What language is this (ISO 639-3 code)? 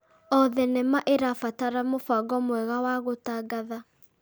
kik